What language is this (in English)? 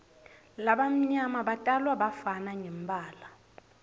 Swati